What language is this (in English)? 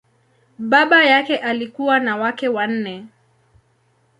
Swahili